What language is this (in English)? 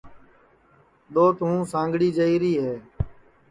Sansi